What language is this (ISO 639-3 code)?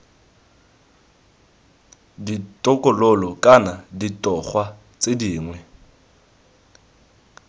tsn